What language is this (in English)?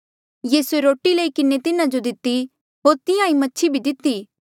Mandeali